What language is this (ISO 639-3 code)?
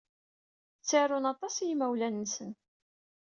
kab